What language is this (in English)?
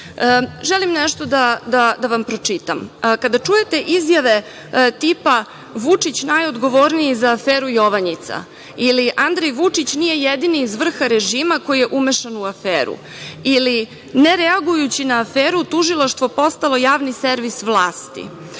Serbian